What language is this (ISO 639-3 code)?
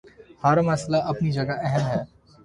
urd